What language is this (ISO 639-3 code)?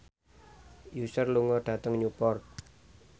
jav